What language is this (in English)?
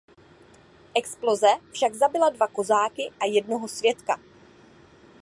Czech